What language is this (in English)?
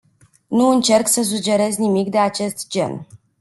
Romanian